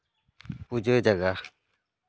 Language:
Santali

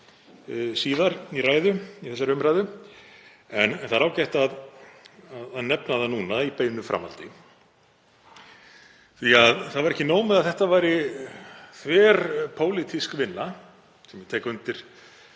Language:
Icelandic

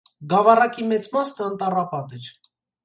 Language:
Armenian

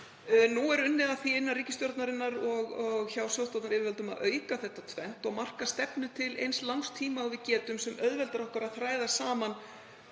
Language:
Icelandic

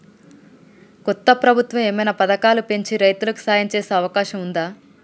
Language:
Telugu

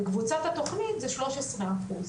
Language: Hebrew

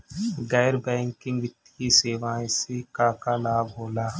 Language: Bhojpuri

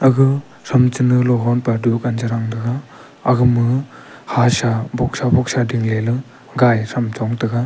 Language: Wancho Naga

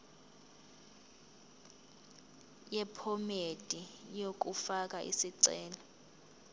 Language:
Zulu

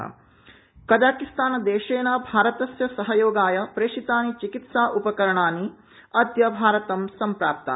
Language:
Sanskrit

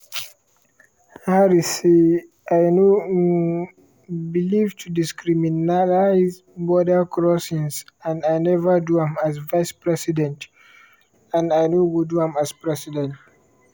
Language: Nigerian Pidgin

